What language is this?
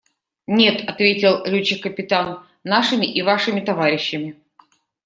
Russian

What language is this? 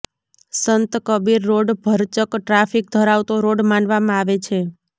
Gujarati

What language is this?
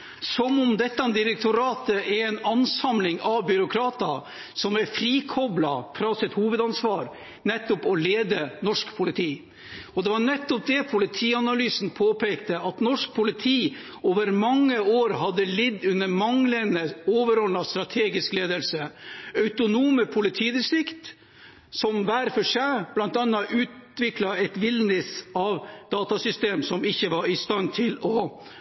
Norwegian Bokmål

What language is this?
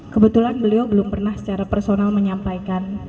Indonesian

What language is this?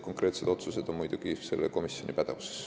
Estonian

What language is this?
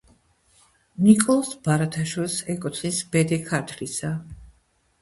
Georgian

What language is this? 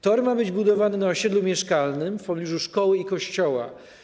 Polish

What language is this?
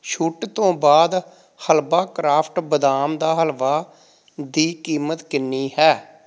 Punjabi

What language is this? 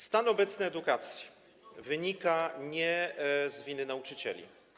Polish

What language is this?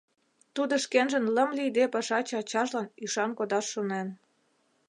Mari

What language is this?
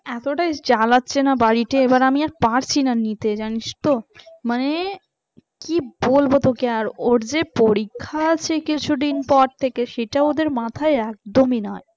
Bangla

